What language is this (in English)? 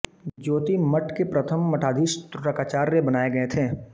Hindi